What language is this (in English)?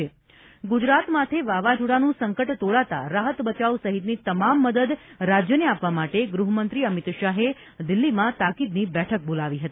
Gujarati